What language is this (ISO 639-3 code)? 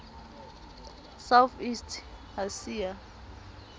sot